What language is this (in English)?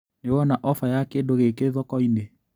Kikuyu